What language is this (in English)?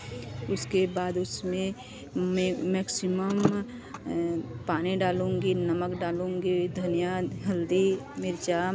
Hindi